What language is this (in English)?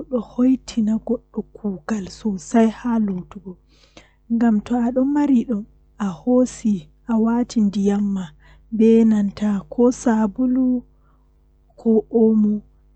Western Niger Fulfulde